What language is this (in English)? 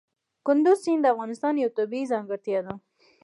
Pashto